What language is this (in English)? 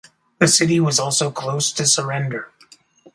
English